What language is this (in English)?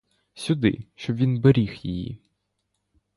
Ukrainian